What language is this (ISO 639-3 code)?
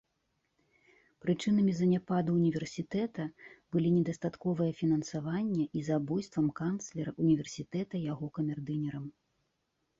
bel